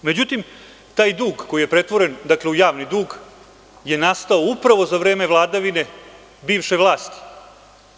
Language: Serbian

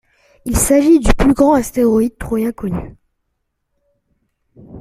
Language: French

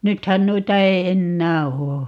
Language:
Finnish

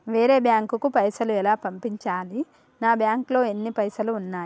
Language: Telugu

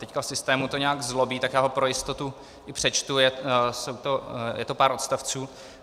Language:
Czech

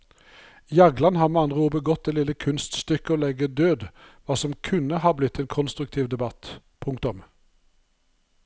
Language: Norwegian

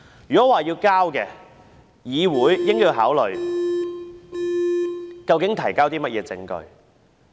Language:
Cantonese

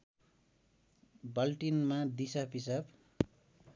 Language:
Nepali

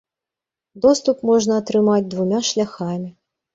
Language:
Belarusian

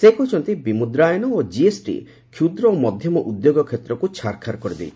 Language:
Odia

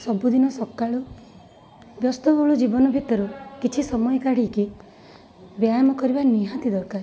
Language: Odia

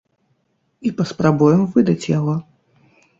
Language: Belarusian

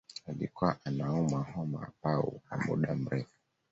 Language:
Swahili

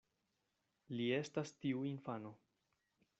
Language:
Esperanto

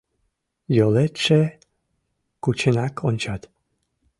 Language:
Mari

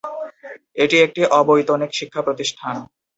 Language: Bangla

